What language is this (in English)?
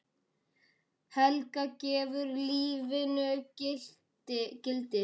Icelandic